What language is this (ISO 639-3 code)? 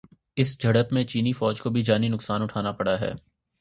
urd